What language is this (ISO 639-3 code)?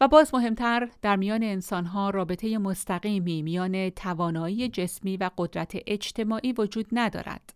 fas